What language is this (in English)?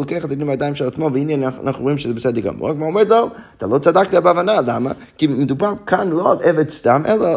Hebrew